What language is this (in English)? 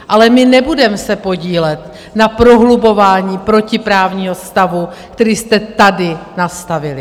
Czech